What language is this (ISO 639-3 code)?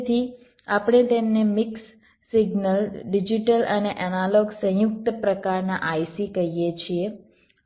guj